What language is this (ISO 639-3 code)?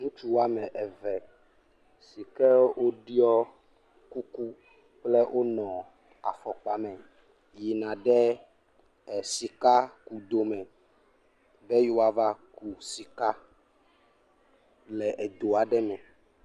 ewe